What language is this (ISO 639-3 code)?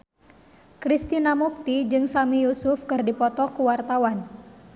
sun